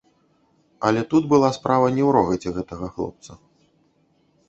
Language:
Belarusian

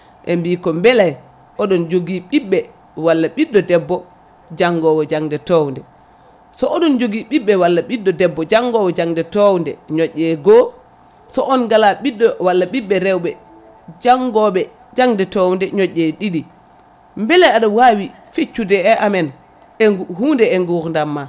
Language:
Fula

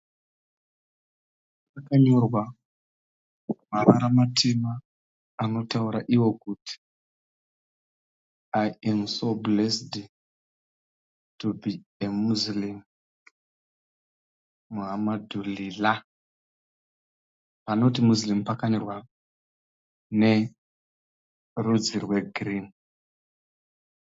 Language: Shona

